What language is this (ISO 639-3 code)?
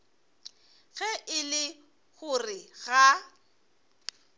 nso